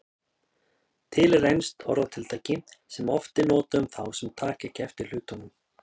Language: Icelandic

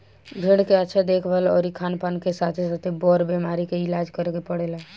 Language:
Bhojpuri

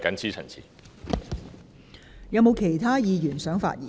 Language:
Cantonese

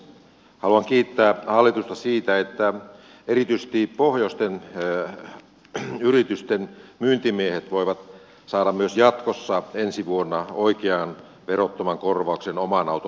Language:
Finnish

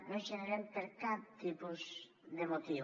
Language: Catalan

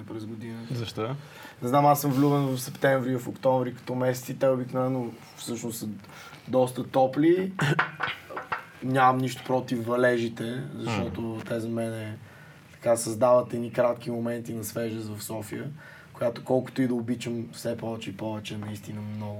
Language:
Bulgarian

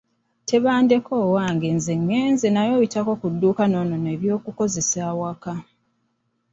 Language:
Ganda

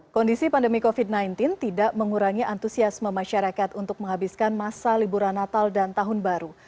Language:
Indonesian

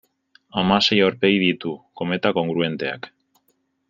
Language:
Basque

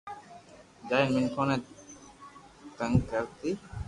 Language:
Loarki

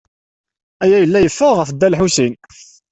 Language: Kabyle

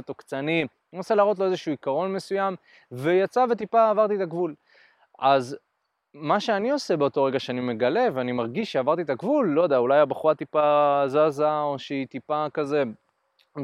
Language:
Hebrew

